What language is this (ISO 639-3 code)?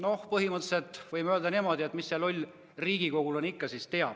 est